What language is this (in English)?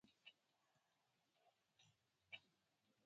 Pashto